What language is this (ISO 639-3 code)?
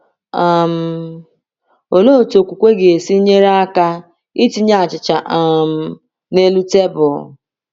ibo